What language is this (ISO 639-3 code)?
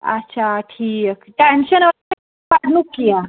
kas